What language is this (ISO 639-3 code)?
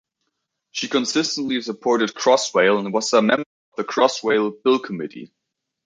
eng